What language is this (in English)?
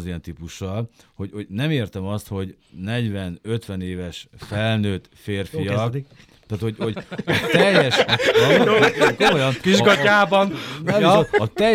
Hungarian